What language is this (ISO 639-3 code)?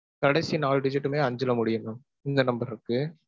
tam